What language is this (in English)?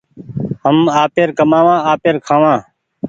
Goaria